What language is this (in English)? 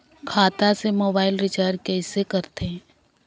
Chhattisgarhi